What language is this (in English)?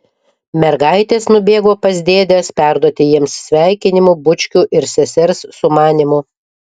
Lithuanian